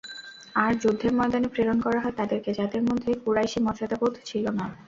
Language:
Bangla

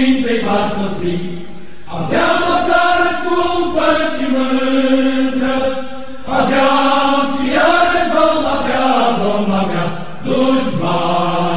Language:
Romanian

